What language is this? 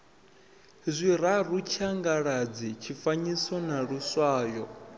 Venda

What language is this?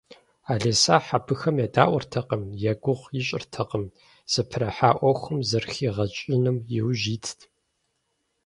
Kabardian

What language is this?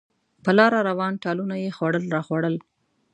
Pashto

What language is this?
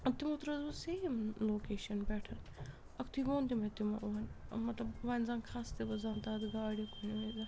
Kashmiri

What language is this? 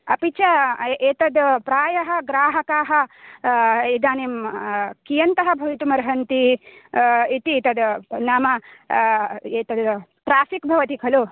Sanskrit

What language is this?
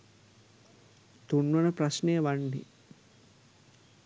Sinhala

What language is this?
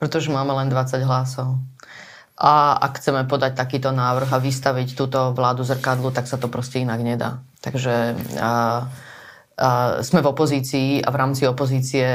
Slovak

